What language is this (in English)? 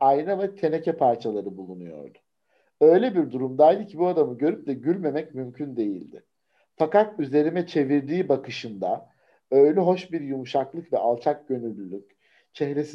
Turkish